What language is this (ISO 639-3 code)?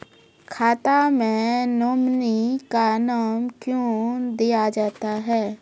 mai